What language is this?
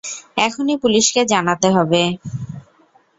Bangla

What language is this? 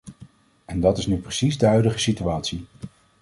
Dutch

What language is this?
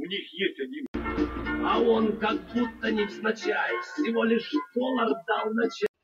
Russian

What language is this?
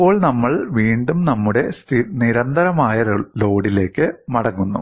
Malayalam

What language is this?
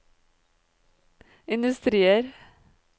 Norwegian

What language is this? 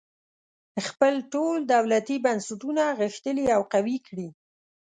Pashto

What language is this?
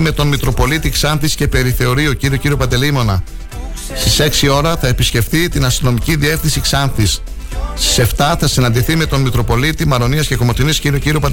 Greek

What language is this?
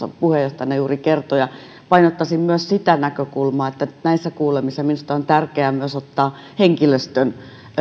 Finnish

